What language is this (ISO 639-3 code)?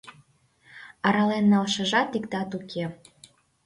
chm